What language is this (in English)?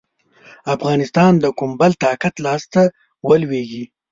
Pashto